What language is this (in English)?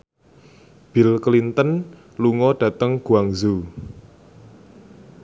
Javanese